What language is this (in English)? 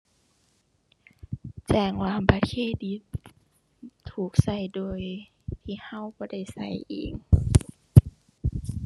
Thai